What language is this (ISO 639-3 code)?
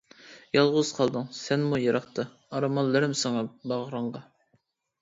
uig